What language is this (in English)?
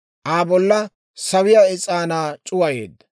Dawro